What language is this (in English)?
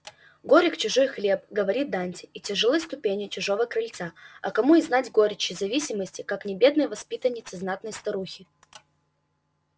Russian